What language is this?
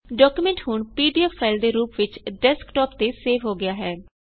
Punjabi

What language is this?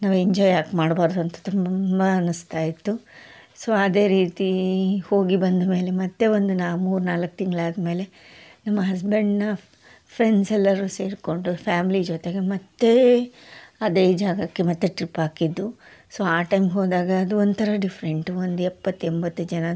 Kannada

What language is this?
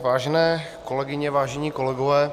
Czech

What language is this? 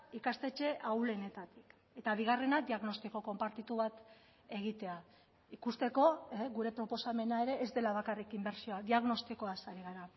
Basque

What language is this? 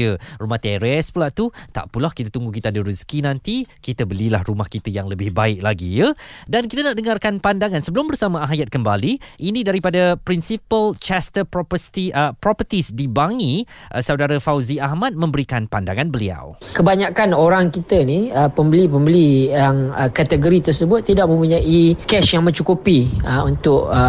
Malay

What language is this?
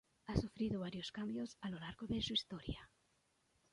Spanish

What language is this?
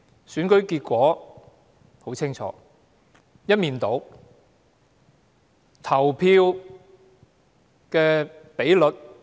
Cantonese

